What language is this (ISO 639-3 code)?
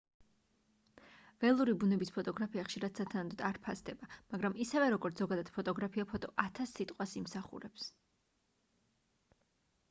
kat